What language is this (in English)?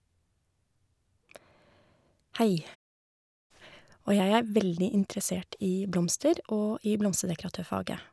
Norwegian